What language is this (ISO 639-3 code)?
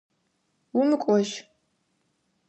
ady